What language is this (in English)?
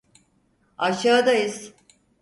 Turkish